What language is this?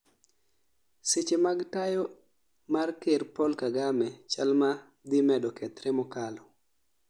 Luo (Kenya and Tanzania)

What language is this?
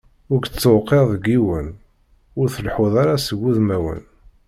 Kabyle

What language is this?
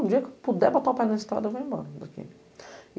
Portuguese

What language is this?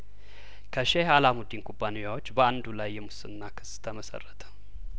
Amharic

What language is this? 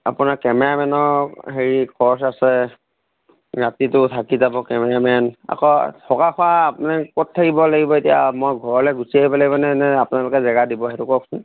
Assamese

